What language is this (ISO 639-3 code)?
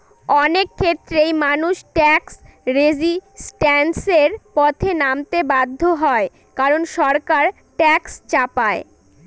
ben